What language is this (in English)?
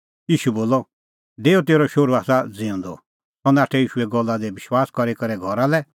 Kullu Pahari